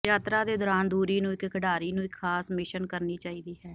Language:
Punjabi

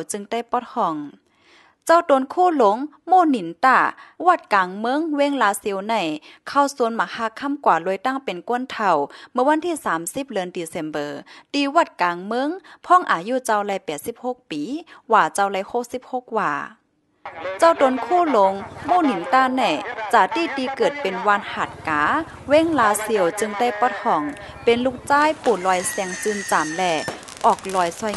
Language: Thai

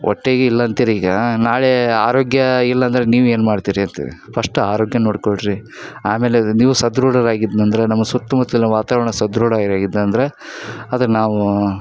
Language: Kannada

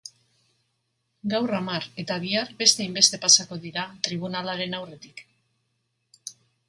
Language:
Basque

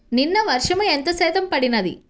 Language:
Telugu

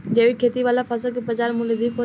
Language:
Bhojpuri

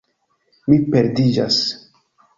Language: Esperanto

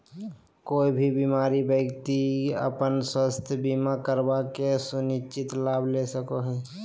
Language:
Magahi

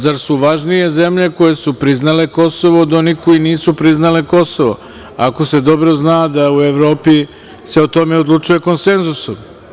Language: Serbian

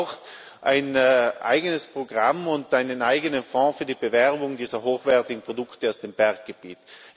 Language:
German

